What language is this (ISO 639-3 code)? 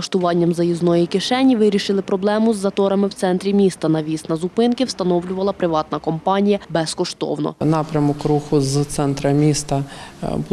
ukr